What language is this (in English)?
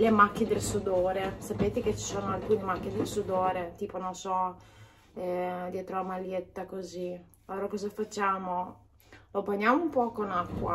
Italian